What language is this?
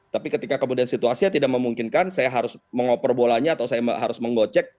Indonesian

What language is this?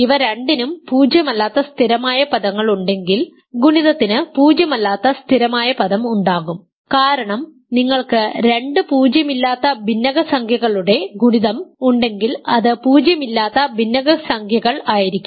Malayalam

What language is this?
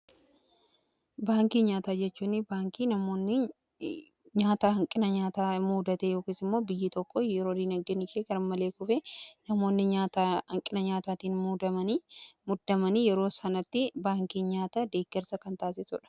Oromo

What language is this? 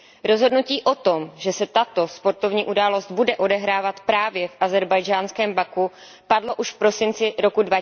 Czech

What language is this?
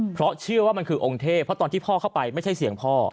Thai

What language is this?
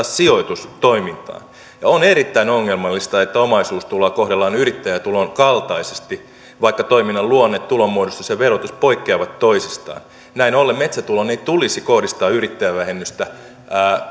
Finnish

